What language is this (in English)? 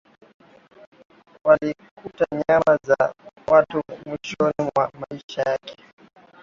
Swahili